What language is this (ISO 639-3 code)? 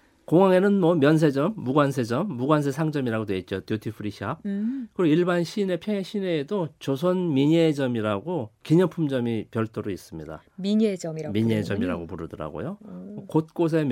kor